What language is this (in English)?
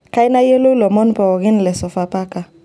Masai